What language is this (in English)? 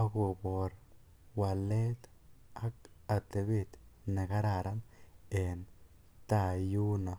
Kalenjin